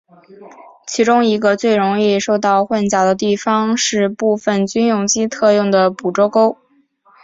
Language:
Chinese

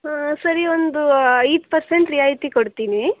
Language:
Kannada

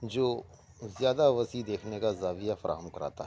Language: Urdu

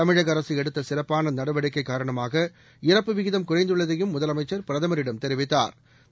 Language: Tamil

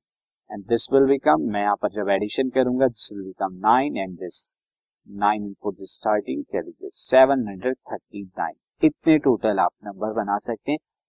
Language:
Hindi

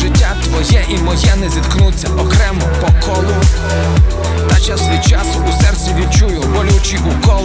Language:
Ukrainian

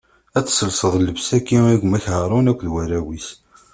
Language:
Kabyle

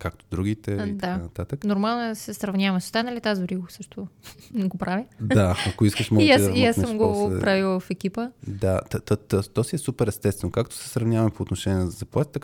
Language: Bulgarian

